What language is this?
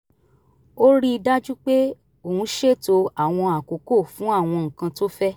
Yoruba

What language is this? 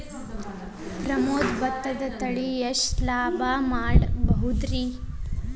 Kannada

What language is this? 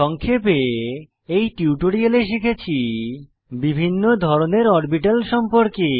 Bangla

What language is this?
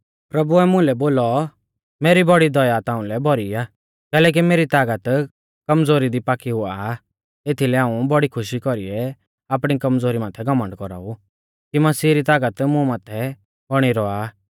Mahasu Pahari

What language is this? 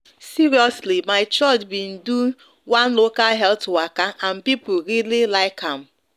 Nigerian Pidgin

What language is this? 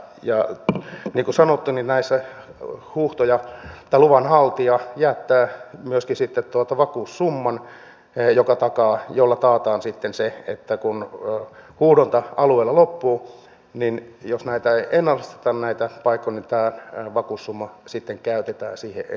Finnish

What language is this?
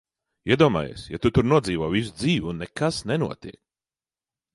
Latvian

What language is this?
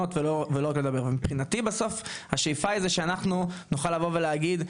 Hebrew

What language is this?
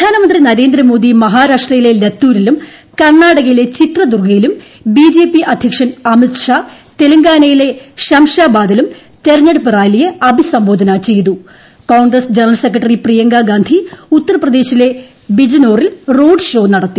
Malayalam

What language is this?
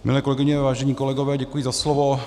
Czech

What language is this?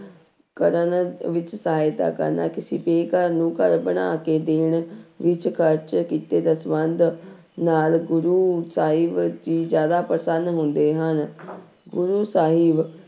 Punjabi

